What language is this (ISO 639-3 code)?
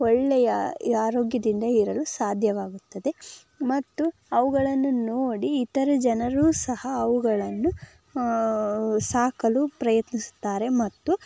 kan